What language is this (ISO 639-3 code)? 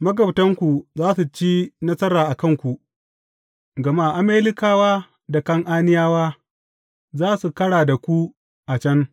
hau